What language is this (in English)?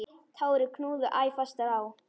Icelandic